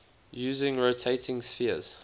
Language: English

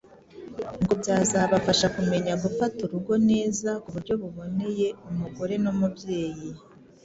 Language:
Kinyarwanda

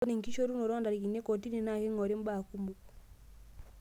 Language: Masai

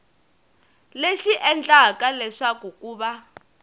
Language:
Tsonga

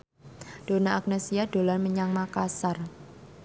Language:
Javanese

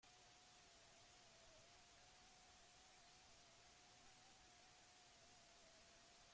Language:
Basque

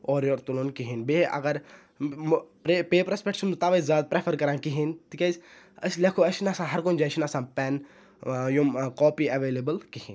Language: Kashmiri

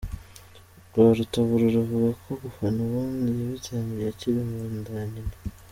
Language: Kinyarwanda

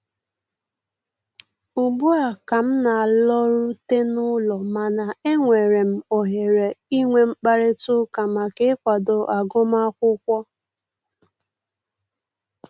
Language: Igbo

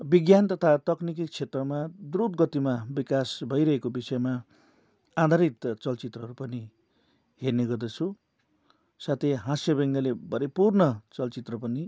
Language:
Nepali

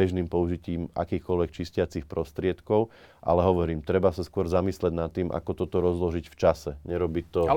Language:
Slovak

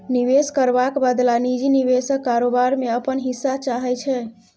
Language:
Maithili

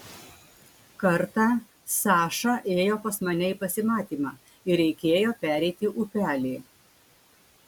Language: Lithuanian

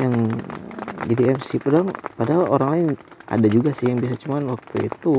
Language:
Indonesian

